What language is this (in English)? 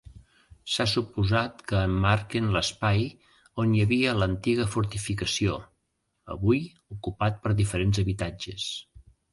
Catalan